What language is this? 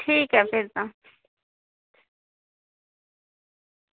Dogri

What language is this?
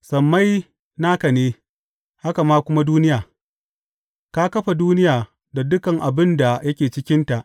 Hausa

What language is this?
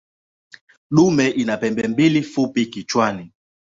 Swahili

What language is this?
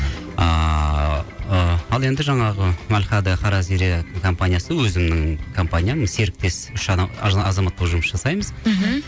Kazakh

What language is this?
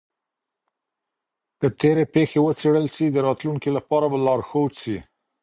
Pashto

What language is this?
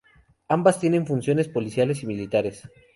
Spanish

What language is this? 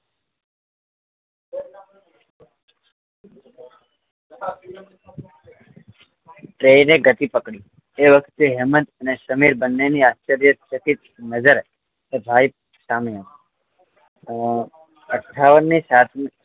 Gujarati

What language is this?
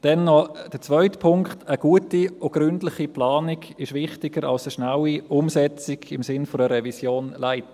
Swiss German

